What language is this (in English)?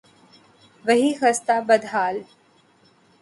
Urdu